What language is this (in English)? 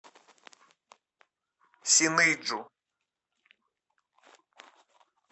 Russian